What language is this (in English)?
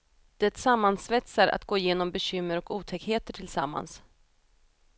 Swedish